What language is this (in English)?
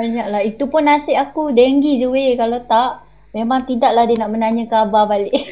Malay